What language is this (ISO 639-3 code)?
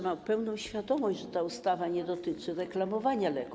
pol